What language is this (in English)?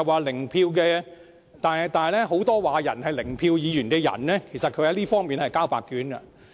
Cantonese